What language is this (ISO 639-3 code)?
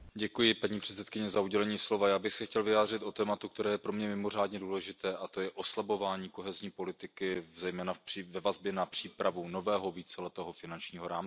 ces